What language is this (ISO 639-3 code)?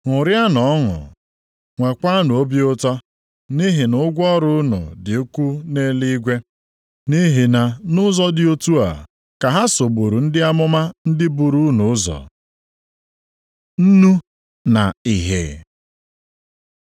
ibo